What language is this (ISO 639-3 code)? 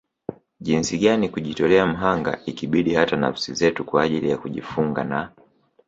swa